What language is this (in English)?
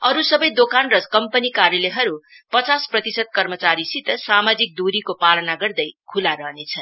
Nepali